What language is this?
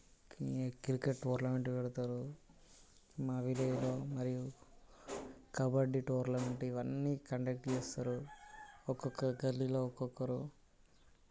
Telugu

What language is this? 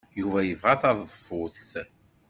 Kabyle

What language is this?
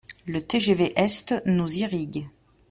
French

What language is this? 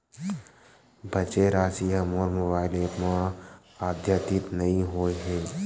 Chhattisgarhi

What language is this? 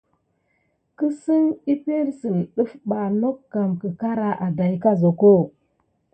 Gidar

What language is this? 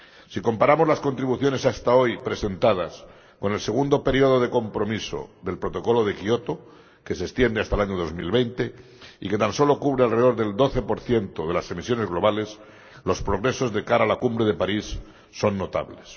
Spanish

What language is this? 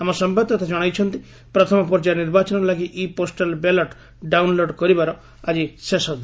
Odia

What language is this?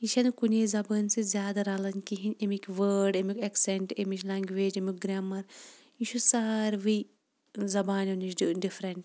Kashmiri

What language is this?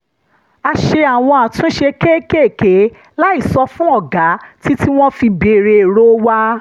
Yoruba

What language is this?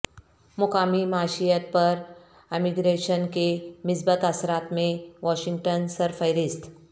Urdu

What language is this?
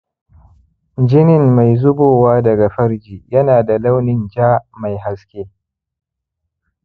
Hausa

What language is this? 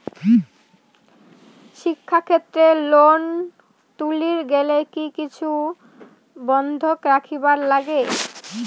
Bangla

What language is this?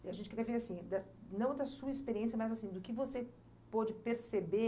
Portuguese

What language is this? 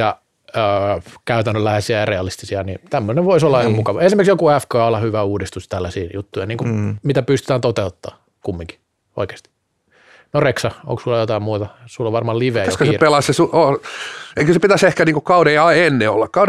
Finnish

